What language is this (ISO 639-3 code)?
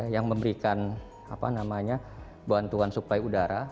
ind